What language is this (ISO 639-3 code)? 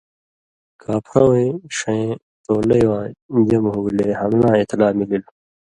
mvy